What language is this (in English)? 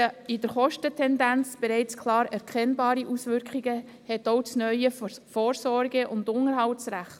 Swiss German